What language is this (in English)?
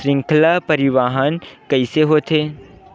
Chhattisgarhi